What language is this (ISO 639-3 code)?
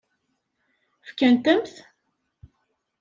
kab